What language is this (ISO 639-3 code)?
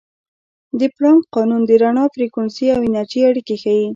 pus